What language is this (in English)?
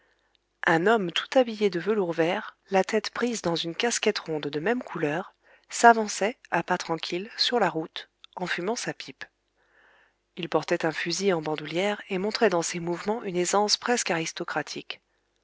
French